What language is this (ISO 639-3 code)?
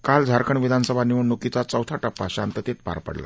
mar